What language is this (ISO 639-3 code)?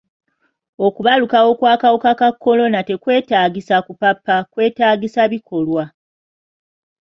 lug